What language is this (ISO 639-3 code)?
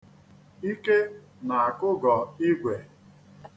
ibo